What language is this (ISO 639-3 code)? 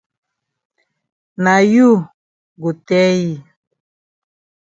wes